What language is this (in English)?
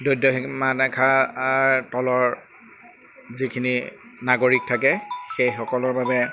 Assamese